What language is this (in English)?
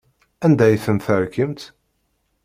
Kabyle